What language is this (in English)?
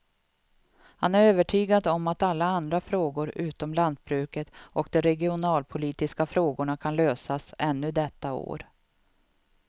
Swedish